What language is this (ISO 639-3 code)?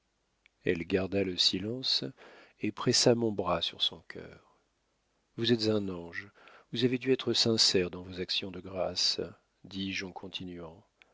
fra